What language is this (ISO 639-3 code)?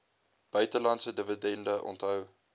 afr